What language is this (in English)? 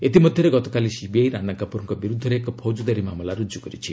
Odia